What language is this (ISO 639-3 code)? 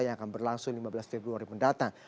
ind